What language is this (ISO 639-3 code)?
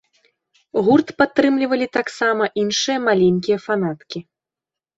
bel